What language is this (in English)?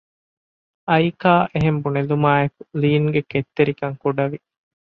Divehi